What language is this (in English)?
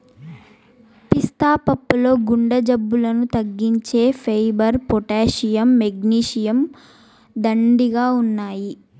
Telugu